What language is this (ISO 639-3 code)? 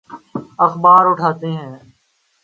urd